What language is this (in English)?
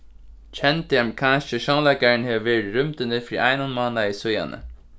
Faroese